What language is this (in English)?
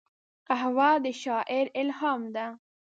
Pashto